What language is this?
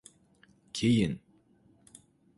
Uzbek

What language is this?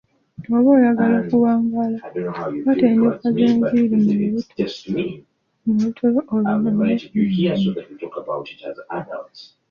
Ganda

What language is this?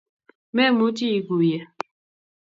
Kalenjin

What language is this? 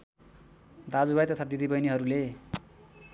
Nepali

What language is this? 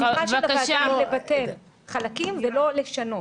Hebrew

